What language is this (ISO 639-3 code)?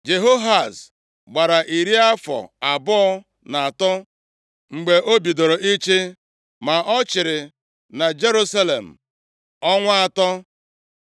ibo